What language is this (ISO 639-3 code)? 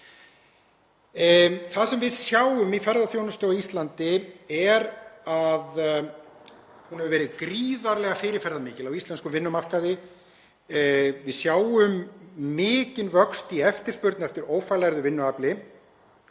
isl